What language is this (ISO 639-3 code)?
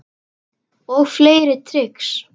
isl